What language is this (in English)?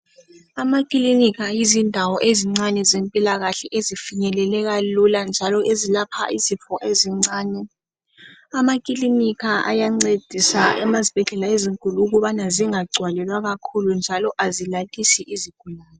North Ndebele